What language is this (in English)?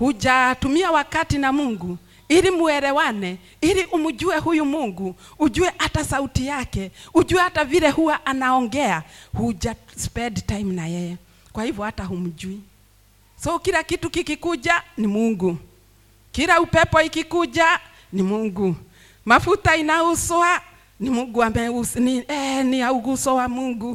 Swahili